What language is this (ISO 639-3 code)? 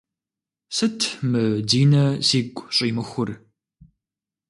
kbd